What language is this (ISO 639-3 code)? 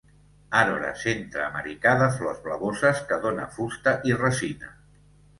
cat